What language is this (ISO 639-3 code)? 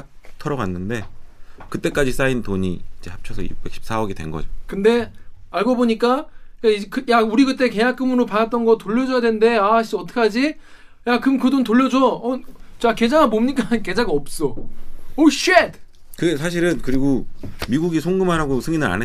kor